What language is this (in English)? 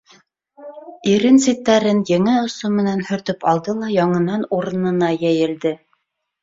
Bashkir